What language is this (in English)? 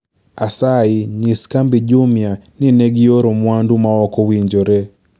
Luo (Kenya and Tanzania)